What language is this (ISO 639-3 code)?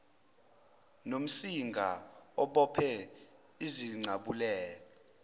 zul